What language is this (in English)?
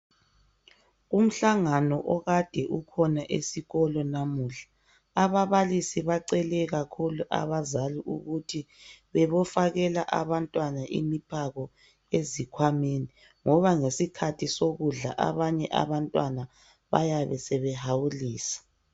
North Ndebele